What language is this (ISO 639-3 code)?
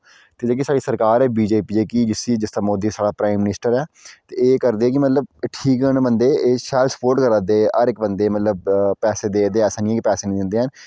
doi